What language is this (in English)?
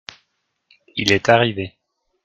French